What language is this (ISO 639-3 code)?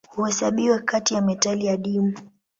swa